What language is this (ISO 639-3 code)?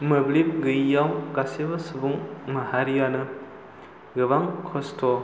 brx